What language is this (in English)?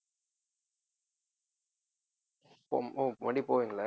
Tamil